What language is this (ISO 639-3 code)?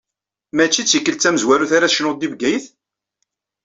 kab